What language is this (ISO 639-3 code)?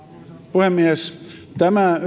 fin